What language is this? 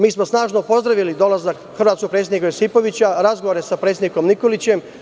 Serbian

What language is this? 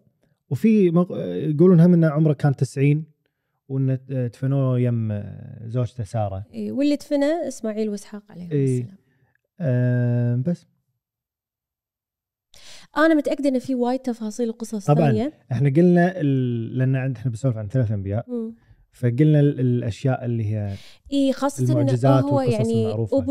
Arabic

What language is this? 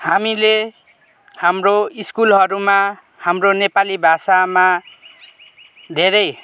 Nepali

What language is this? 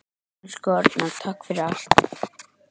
Icelandic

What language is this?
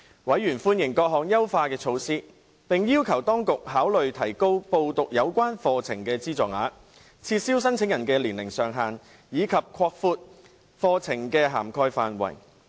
Cantonese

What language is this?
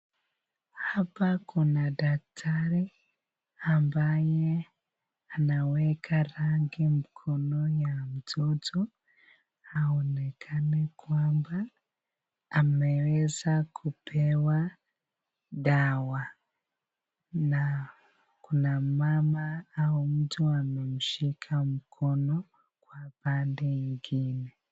Swahili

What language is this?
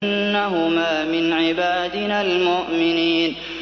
Arabic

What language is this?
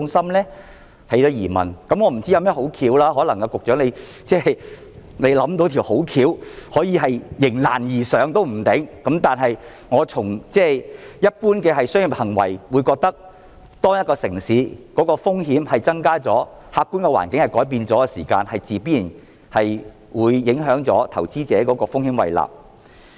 Cantonese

